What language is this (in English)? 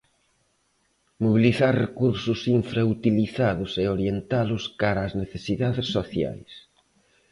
Galician